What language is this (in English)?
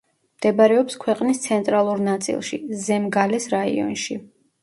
Georgian